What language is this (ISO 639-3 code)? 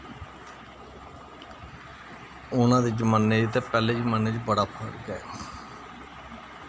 doi